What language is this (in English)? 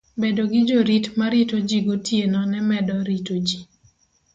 Luo (Kenya and Tanzania)